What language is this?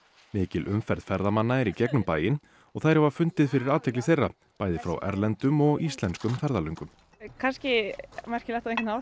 Icelandic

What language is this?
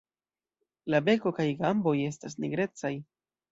Esperanto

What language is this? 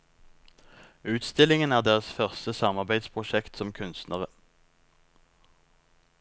Norwegian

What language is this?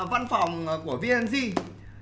Vietnamese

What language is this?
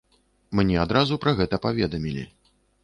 Belarusian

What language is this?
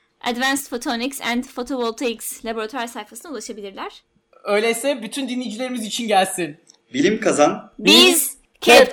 Turkish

